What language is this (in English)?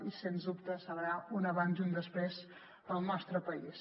Catalan